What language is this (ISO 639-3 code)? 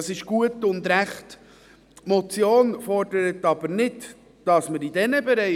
gsw